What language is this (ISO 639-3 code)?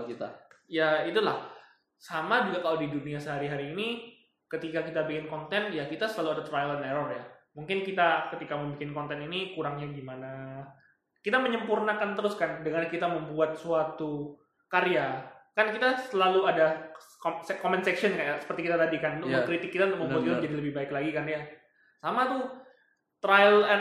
ind